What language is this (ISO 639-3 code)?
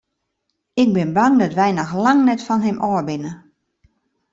fry